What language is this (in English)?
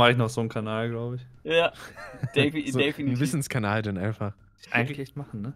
German